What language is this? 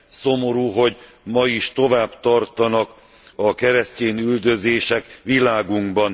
Hungarian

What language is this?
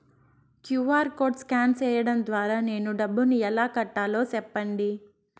Telugu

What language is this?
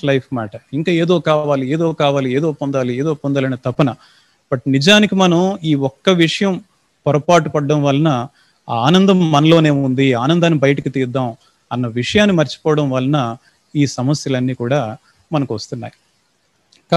Telugu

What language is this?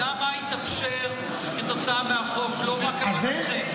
Hebrew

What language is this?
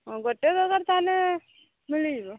Odia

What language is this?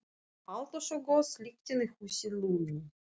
Icelandic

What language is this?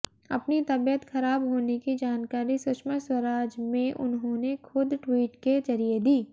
Hindi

